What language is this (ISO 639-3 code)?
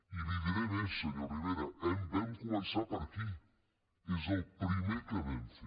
cat